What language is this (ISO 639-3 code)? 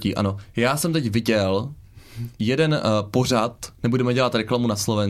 ces